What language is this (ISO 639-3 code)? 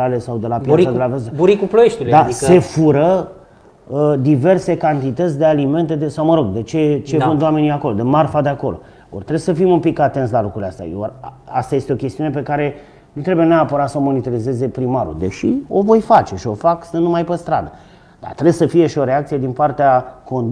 ron